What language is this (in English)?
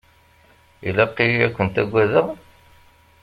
Kabyle